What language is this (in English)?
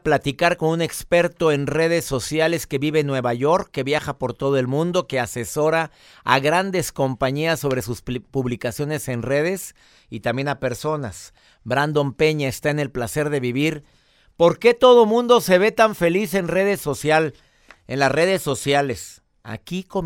Spanish